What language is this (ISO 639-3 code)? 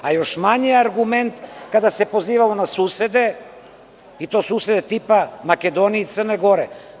srp